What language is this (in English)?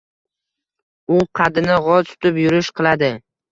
Uzbek